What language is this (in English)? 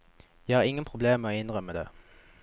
Norwegian